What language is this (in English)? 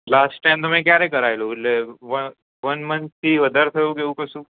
Gujarati